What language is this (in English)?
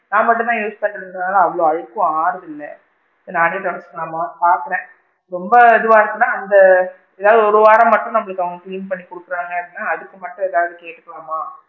Tamil